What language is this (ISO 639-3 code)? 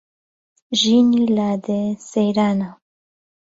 ckb